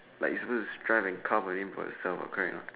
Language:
English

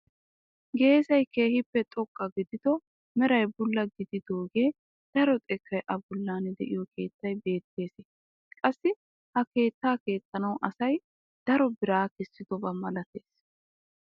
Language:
Wolaytta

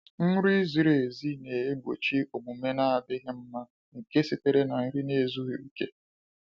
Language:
Igbo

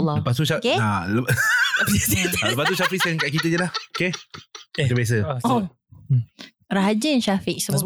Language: Malay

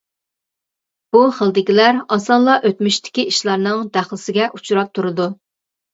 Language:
Uyghur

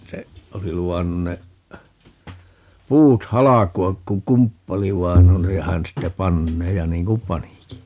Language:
Finnish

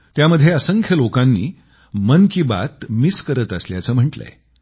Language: Marathi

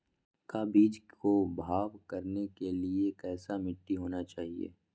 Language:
Magahi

